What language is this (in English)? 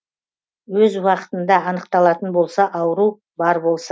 Kazakh